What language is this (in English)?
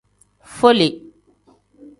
Tem